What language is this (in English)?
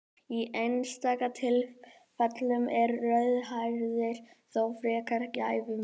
Icelandic